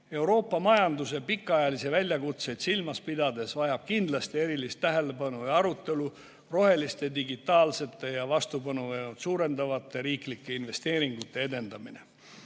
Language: Estonian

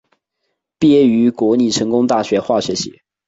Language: Chinese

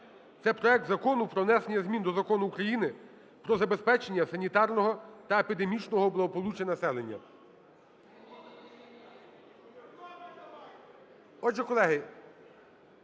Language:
Ukrainian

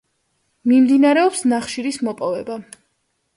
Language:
Georgian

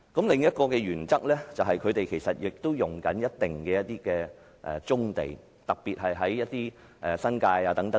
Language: Cantonese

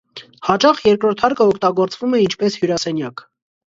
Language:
Armenian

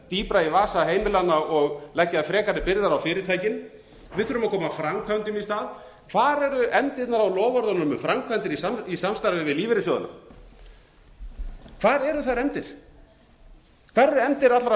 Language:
Icelandic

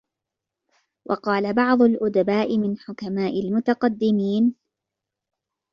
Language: Arabic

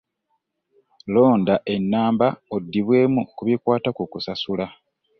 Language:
Ganda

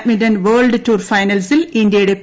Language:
Malayalam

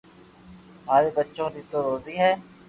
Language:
Loarki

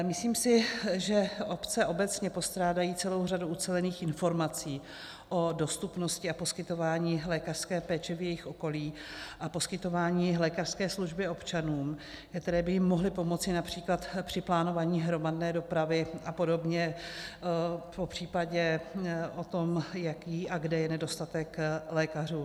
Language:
Czech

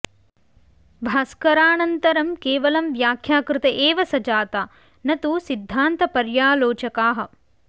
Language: Sanskrit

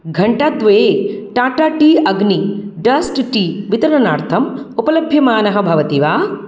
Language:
Sanskrit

